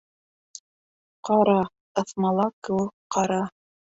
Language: Bashkir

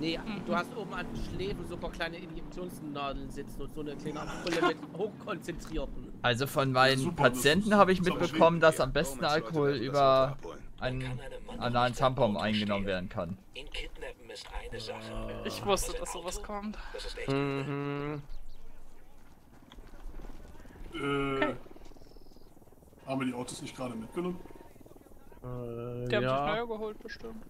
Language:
German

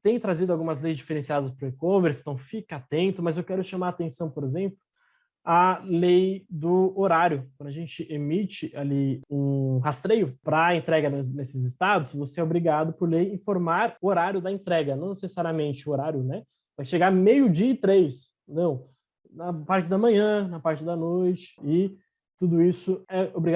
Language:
Portuguese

